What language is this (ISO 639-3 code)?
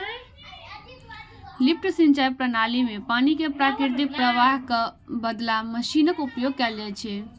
mai